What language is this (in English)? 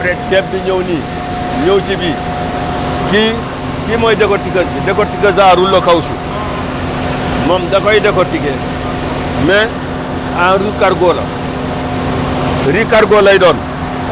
Wolof